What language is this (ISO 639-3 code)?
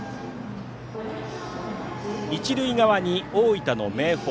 jpn